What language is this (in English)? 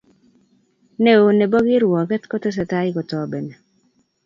Kalenjin